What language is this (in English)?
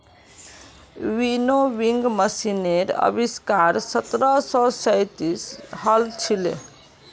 Magahi